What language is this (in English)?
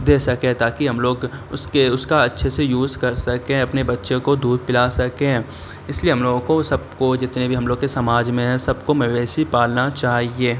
Urdu